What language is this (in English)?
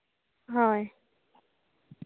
Santali